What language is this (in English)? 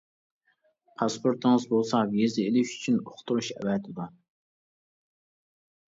Uyghur